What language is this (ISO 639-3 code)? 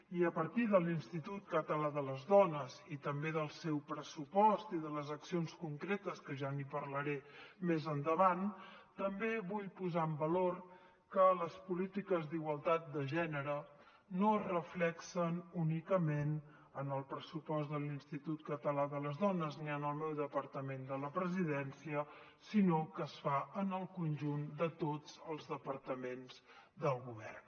cat